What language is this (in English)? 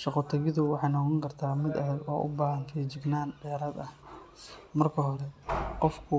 Somali